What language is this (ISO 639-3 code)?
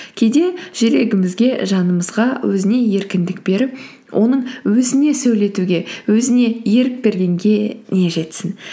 kaz